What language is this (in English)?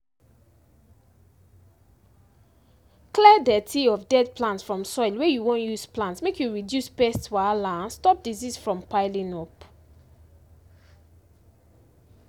Nigerian Pidgin